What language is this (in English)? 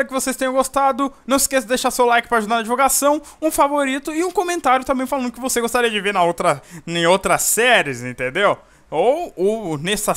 Portuguese